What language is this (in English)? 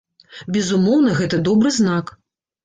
Belarusian